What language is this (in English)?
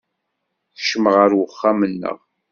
Kabyle